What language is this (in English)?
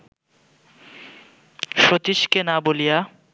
Bangla